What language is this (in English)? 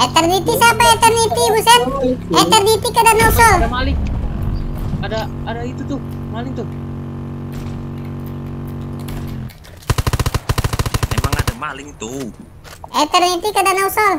Indonesian